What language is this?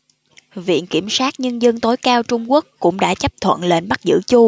Vietnamese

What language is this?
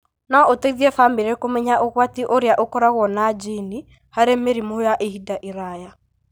Kikuyu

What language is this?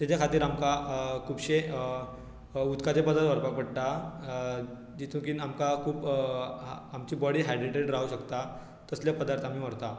Konkani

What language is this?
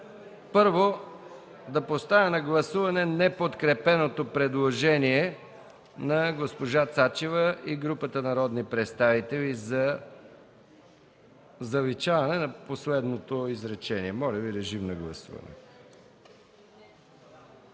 Bulgarian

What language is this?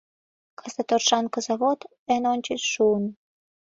Mari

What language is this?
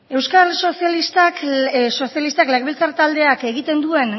Basque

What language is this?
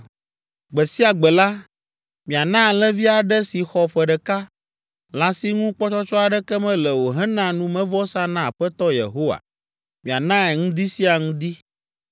Ewe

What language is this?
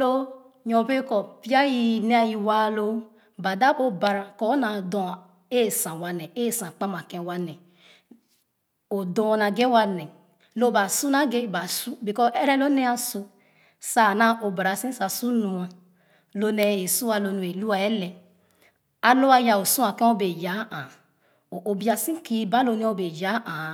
Khana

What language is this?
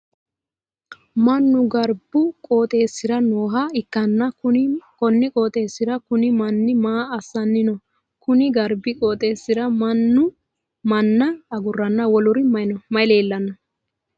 Sidamo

